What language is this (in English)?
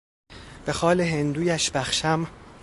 Persian